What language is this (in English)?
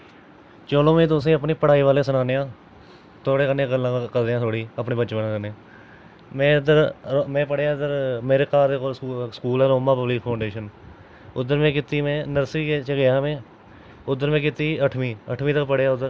Dogri